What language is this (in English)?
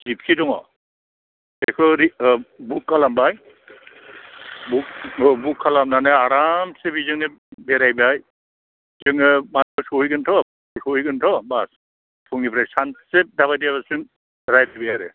Bodo